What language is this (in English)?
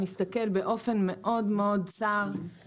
Hebrew